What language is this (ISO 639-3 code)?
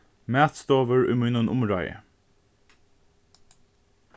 fao